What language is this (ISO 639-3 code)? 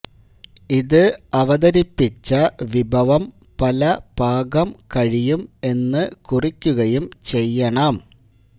mal